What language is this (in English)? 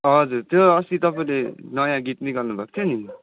Nepali